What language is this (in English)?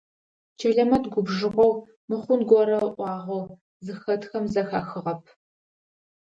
Adyghe